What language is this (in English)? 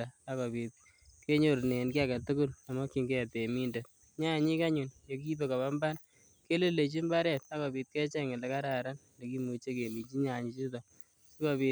Kalenjin